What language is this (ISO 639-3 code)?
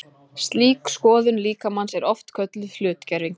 isl